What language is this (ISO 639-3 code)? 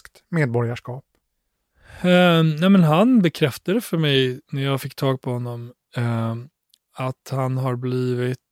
swe